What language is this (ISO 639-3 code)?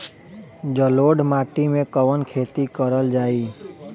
bho